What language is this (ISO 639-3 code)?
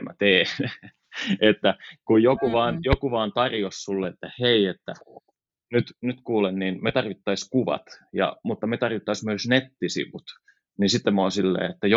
fin